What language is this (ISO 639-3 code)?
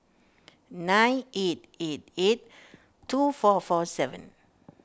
eng